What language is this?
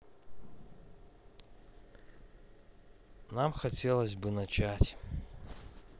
Russian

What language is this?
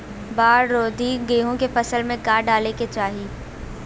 Bhojpuri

